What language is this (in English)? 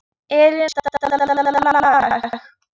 Icelandic